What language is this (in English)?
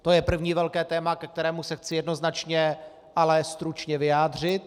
Czech